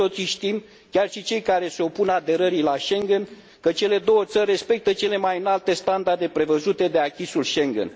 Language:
Romanian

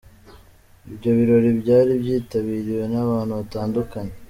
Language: Kinyarwanda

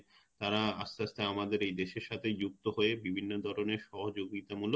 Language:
Bangla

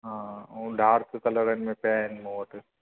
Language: Sindhi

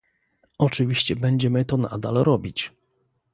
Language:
Polish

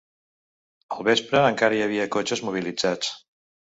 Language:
Catalan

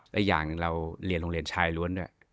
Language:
Thai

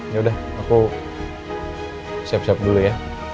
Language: Indonesian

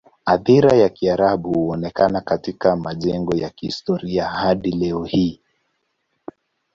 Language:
Swahili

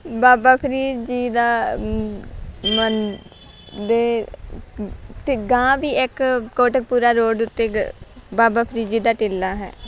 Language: Punjabi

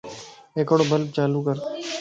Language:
Lasi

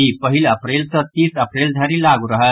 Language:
Maithili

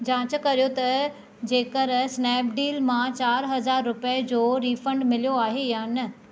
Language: Sindhi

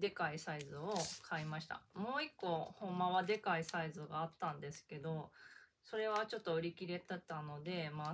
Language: Japanese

